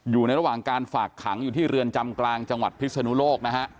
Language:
Thai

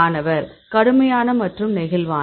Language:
Tamil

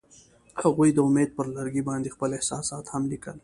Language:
Pashto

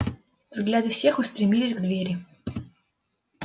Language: Russian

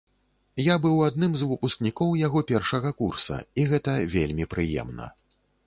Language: Belarusian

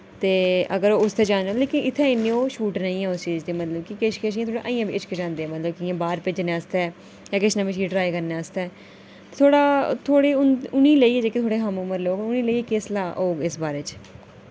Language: Dogri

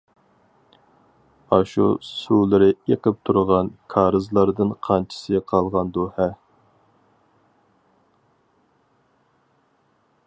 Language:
Uyghur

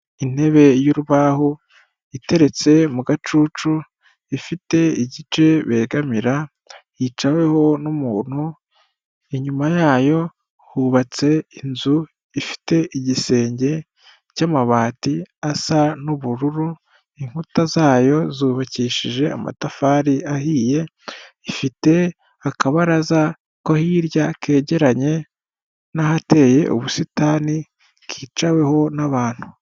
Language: Kinyarwanda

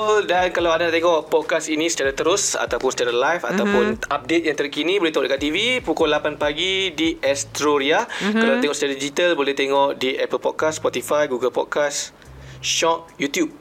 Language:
Malay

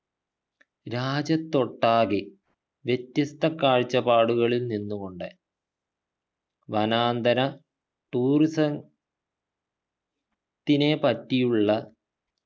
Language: Malayalam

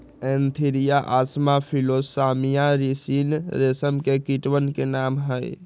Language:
Magahi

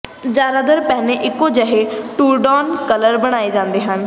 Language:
Punjabi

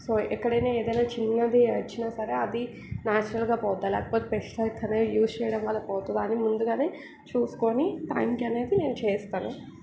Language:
Telugu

